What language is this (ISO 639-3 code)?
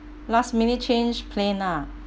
eng